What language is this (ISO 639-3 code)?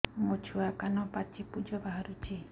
ori